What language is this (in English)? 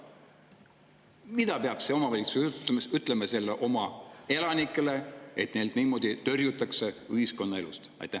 Estonian